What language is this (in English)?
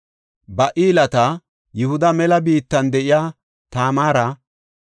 Gofa